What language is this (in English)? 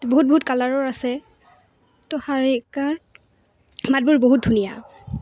Assamese